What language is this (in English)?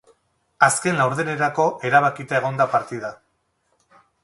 Basque